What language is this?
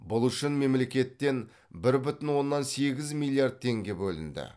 Kazakh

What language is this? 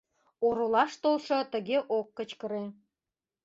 Mari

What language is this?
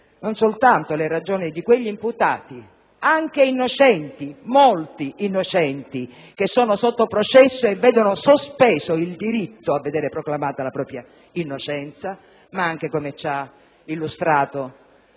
Italian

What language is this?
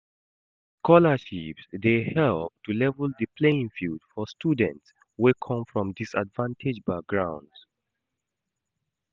Nigerian Pidgin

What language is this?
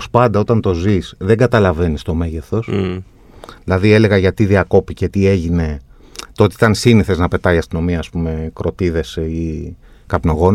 Greek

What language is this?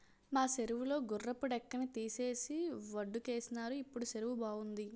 Telugu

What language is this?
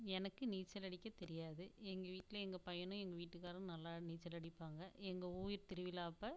Tamil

